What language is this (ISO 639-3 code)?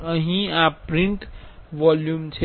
guj